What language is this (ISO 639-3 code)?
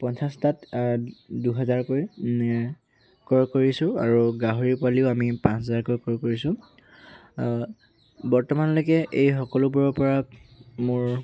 asm